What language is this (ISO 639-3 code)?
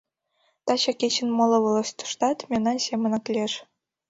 chm